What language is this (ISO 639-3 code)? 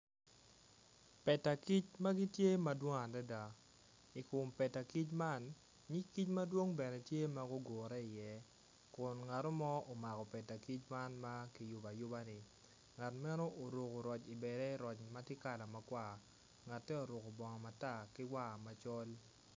ach